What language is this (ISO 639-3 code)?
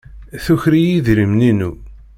kab